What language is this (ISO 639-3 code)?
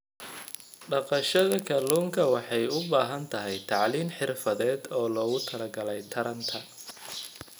som